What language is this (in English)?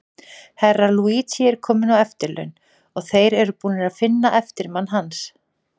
Icelandic